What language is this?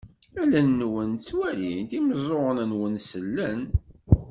Kabyle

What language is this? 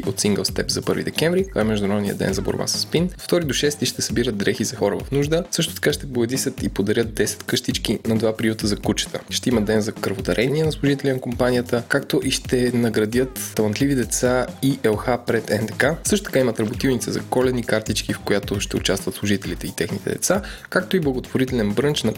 Bulgarian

